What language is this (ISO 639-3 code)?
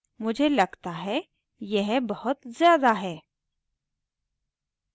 hin